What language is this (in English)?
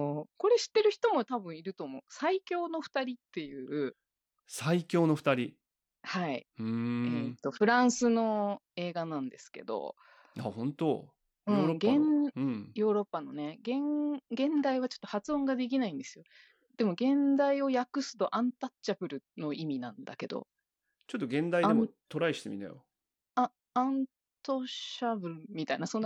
Japanese